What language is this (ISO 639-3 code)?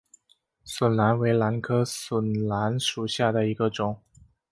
zho